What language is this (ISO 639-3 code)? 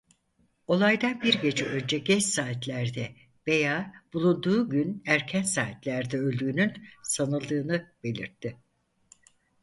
tur